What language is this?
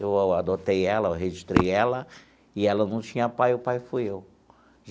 Portuguese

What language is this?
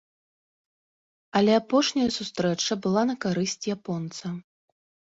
Belarusian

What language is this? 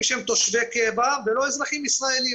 Hebrew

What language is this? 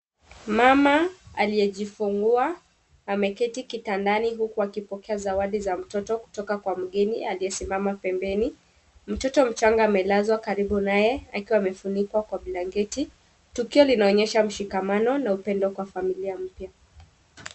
Swahili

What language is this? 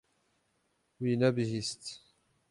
Kurdish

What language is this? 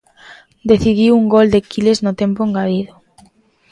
Galician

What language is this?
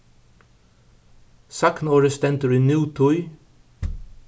Faroese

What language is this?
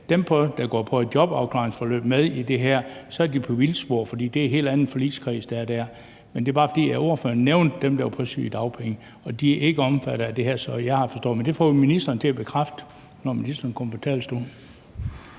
Danish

